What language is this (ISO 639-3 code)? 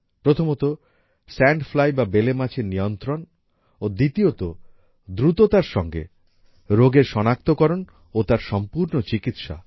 ben